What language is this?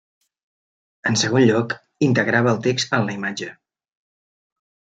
Catalan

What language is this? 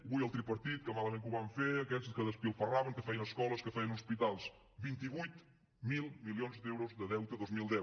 Catalan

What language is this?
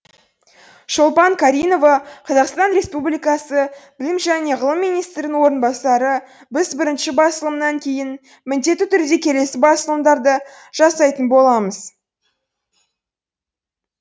Kazakh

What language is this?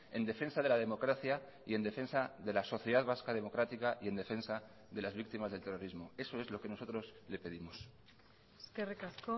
Spanish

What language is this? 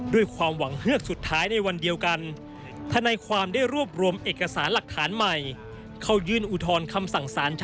Thai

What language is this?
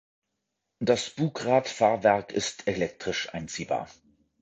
German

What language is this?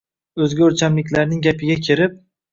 Uzbek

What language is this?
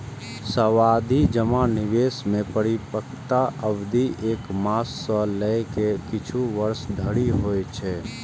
Maithili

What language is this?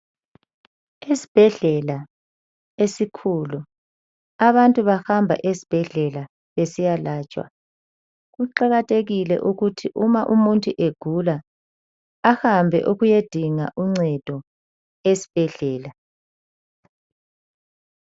North Ndebele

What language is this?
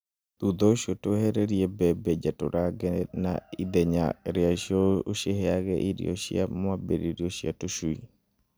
Kikuyu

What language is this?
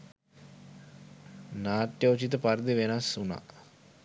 Sinhala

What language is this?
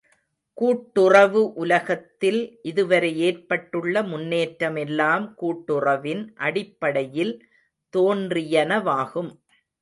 Tamil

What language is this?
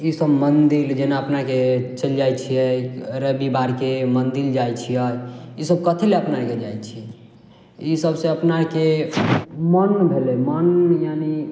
Maithili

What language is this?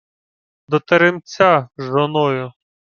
Ukrainian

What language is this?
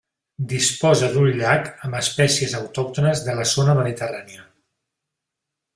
Catalan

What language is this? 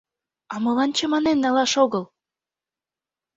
Mari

